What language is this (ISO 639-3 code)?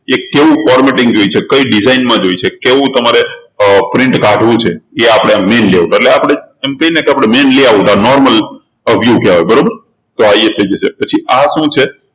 guj